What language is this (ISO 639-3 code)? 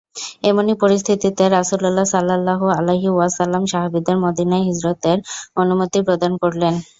ben